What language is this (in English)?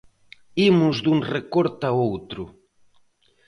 Galician